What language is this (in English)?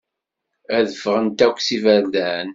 Kabyle